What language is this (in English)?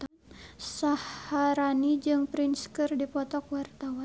Sundanese